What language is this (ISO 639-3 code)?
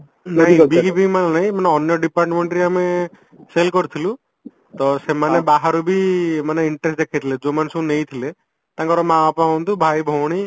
ori